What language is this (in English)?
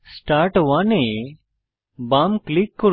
Bangla